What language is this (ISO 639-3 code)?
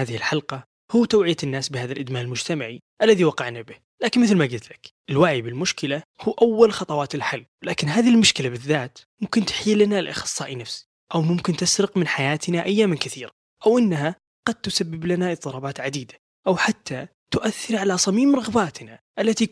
ara